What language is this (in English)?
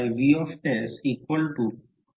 Marathi